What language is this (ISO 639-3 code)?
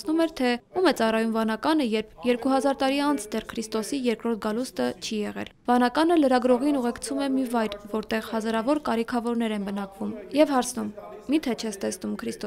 ron